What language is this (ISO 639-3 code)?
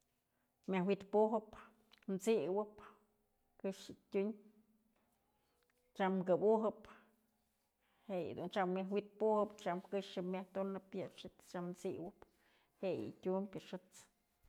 mzl